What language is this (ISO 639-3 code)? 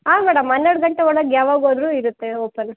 kan